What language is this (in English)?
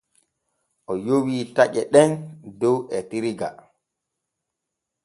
Borgu Fulfulde